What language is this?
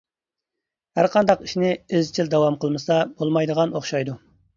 Uyghur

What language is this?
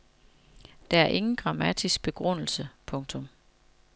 Danish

